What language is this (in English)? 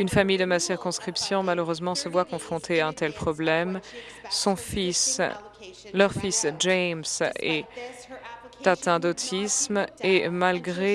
French